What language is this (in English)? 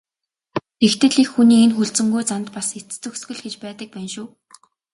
Mongolian